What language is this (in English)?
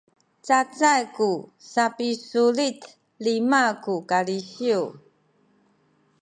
Sakizaya